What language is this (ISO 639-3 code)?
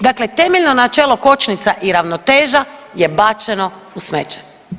hrv